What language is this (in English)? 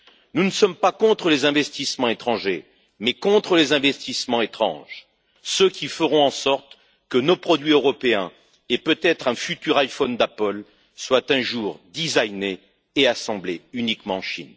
French